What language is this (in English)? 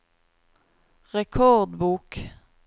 Norwegian